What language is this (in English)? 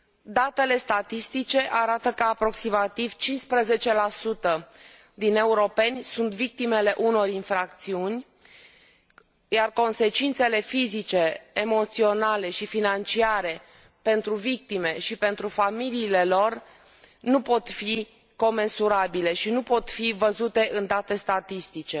Romanian